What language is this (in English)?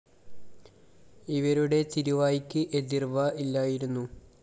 Malayalam